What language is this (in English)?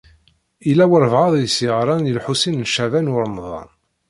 Kabyle